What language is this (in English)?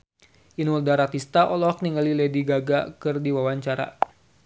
Sundanese